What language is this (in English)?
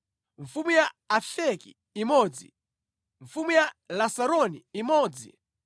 Nyanja